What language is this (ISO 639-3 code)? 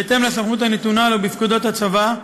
heb